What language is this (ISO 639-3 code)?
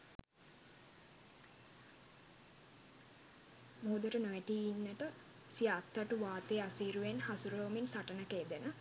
sin